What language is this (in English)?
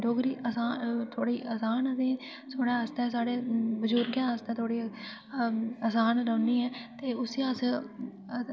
Dogri